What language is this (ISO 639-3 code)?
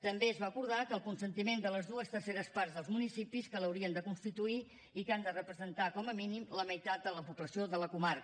cat